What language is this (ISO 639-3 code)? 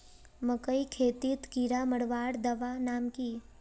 mag